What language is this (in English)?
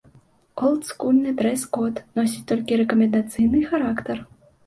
Belarusian